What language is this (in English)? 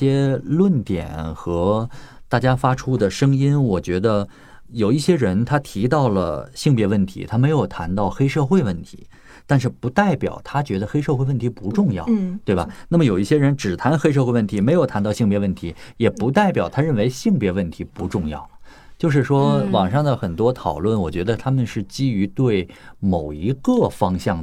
Chinese